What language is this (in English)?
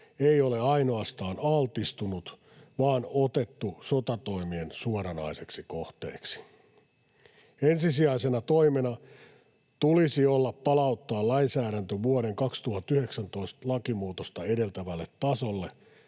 Finnish